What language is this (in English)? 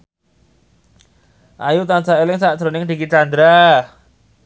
Javanese